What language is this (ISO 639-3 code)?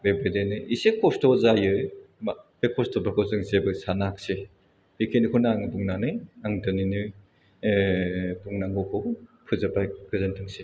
brx